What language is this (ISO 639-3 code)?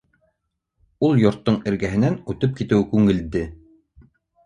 bak